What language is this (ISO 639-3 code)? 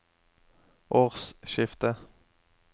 nor